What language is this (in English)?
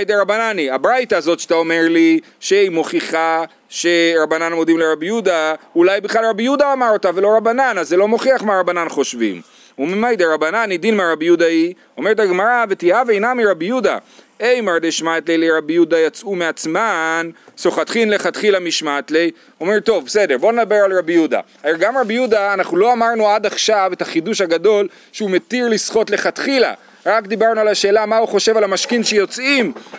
Hebrew